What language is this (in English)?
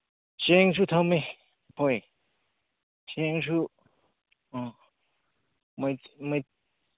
Manipuri